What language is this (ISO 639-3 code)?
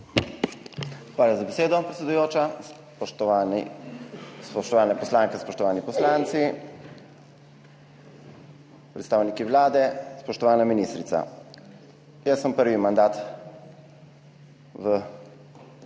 slv